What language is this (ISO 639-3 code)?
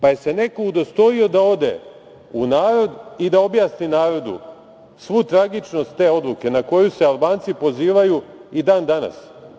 srp